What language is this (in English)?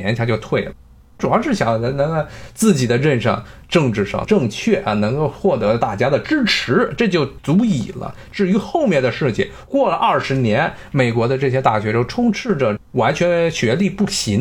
Chinese